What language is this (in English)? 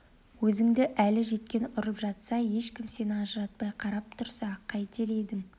Kazakh